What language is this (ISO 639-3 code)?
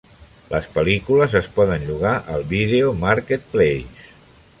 cat